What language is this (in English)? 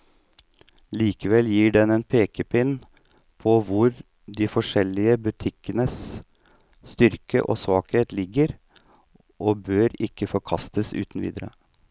Norwegian